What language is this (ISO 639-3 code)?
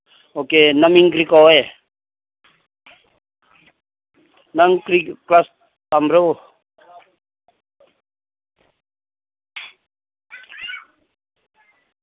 mni